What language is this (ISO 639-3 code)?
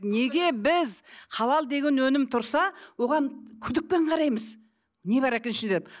kaz